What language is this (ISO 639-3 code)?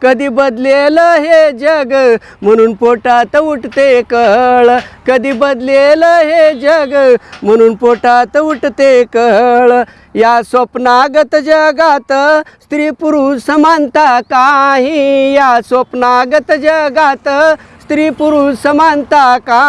mar